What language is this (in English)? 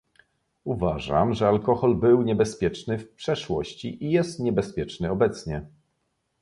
Polish